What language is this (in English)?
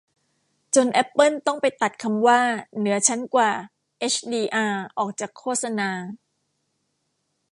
Thai